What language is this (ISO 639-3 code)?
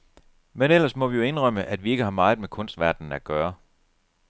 dan